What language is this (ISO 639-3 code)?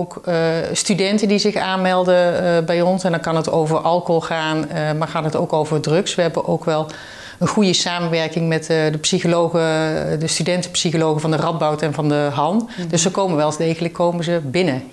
nld